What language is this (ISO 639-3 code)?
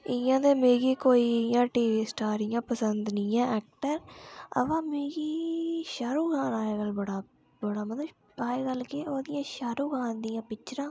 doi